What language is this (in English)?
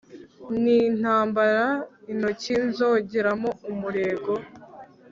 Kinyarwanda